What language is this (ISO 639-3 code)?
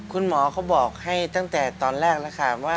tha